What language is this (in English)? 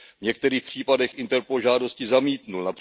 Czech